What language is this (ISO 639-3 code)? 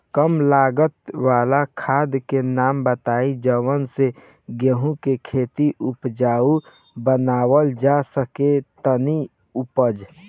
bho